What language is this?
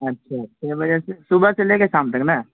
Urdu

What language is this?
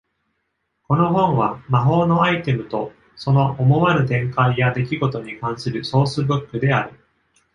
Japanese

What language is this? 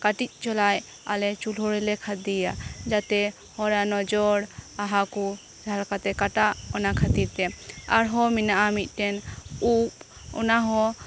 Santali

